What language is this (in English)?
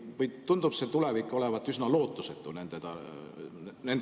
Estonian